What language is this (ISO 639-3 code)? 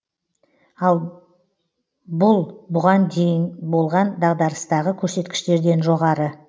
kaz